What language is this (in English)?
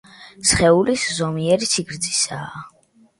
Georgian